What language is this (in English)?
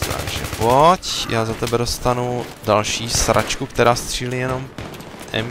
Czech